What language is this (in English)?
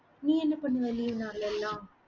Tamil